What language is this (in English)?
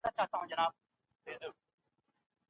Pashto